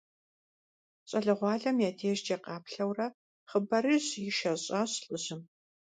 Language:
Kabardian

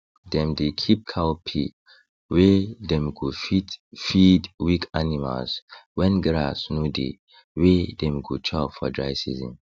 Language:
Nigerian Pidgin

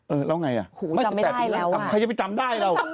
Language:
Thai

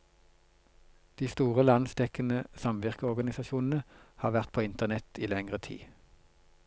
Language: Norwegian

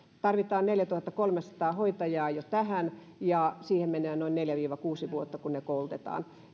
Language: Finnish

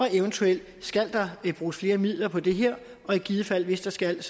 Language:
Danish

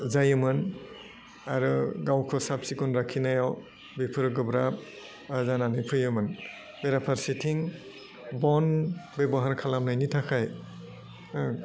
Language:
Bodo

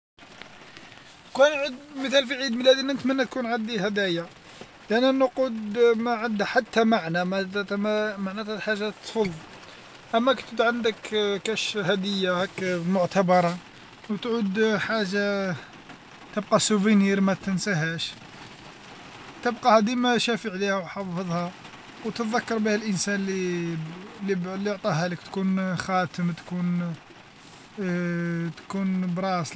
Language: Algerian Arabic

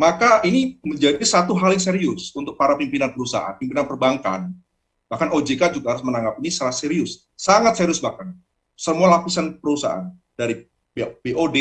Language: Indonesian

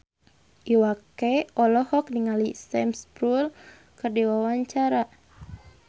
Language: Sundanese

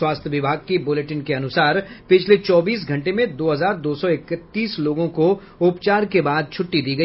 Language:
Hindi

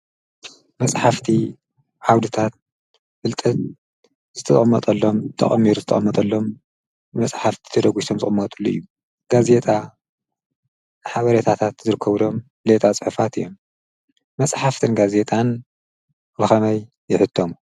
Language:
Tigrinya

